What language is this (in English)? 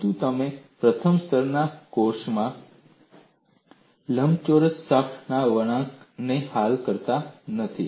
Gujarati